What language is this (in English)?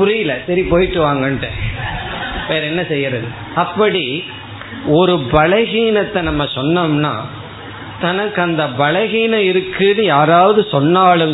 Tamil